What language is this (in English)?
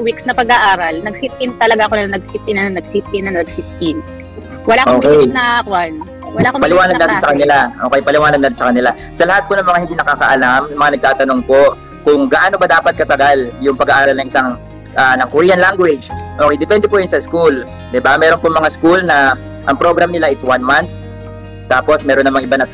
Filipino